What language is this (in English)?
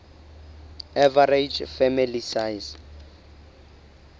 Southern Sotho